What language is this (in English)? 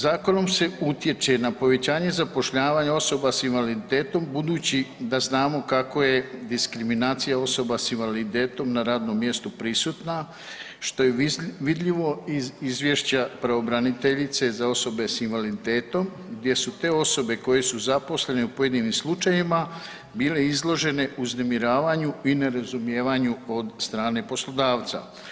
Croatian